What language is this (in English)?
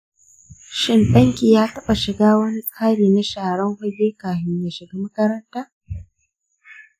Hausa